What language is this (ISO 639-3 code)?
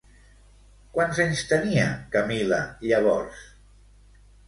cat